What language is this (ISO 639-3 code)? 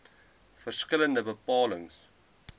afr